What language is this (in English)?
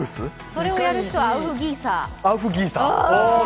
Japanese